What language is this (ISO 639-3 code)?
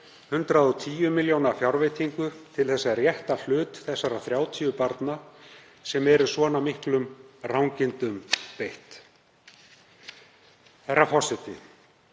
isl